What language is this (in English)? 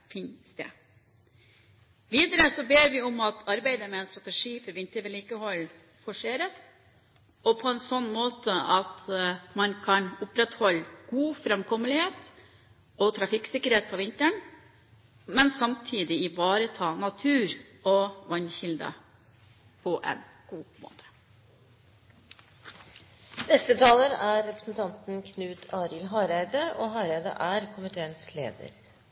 Norwegian